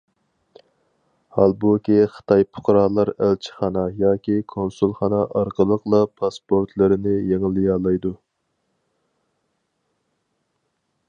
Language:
Uyghur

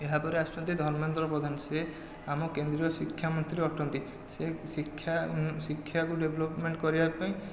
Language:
Odia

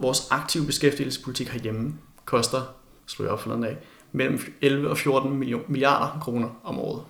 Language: Danish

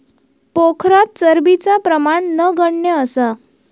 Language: Marathi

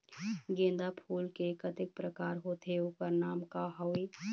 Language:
Chhattisgarhi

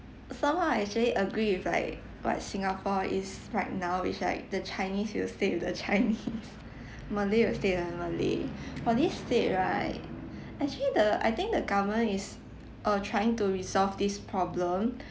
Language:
English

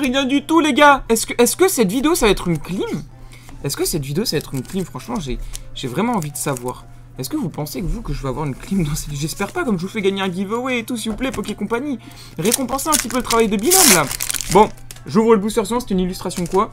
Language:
French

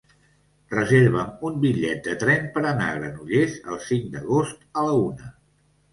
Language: Catalan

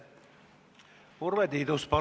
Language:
Estonian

